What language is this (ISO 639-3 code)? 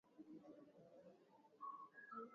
swa